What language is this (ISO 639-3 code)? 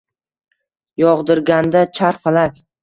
uzb